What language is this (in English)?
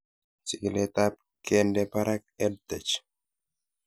Kalenjin